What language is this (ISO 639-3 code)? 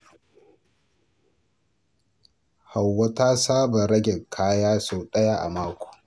hau